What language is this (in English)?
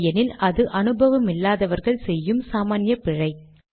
Tamil